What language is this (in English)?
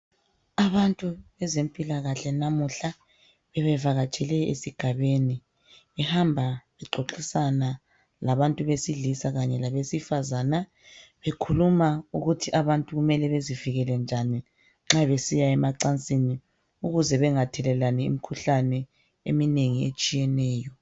North Ndebele